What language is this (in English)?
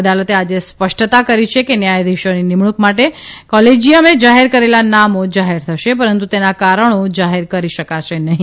Gujarati